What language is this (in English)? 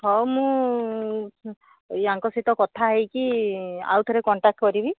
Odia